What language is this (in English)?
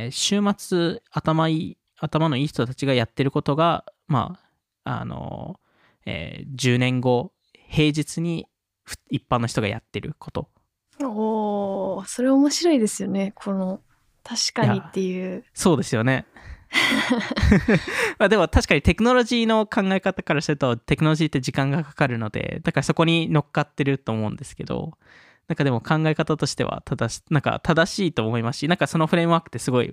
Japanese